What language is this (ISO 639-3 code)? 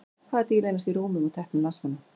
isl